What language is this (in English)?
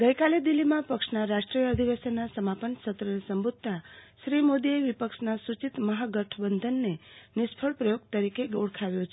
Gujarati